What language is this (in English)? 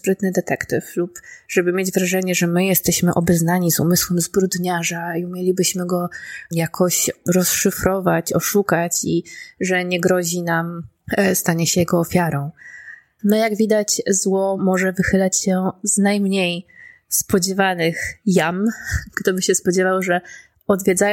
Polish